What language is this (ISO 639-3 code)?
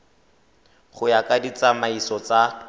tsn